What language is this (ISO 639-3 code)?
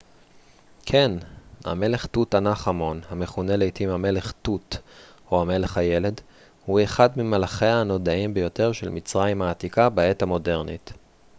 heb